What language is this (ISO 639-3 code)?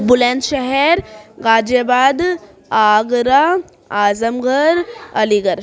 urd